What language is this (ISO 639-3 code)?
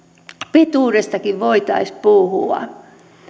fin